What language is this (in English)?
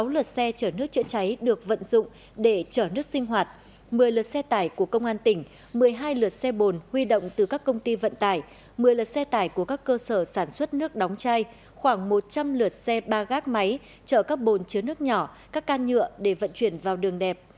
Vietnamese